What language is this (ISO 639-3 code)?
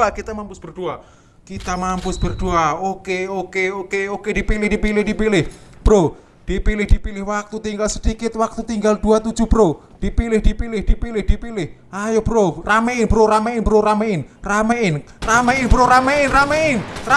ind